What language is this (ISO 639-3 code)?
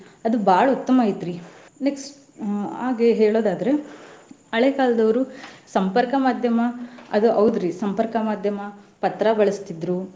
kan